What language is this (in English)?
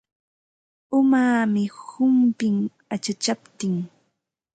Ambo-Pasco Quechua